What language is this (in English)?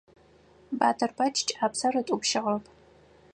Adyghe